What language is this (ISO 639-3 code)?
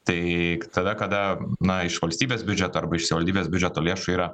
lit